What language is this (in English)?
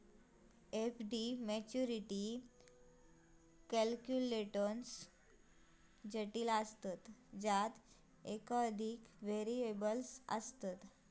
Marathi